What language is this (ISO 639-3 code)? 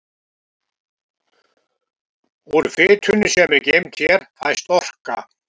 isl